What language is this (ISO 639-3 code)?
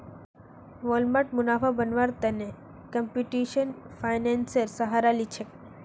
mag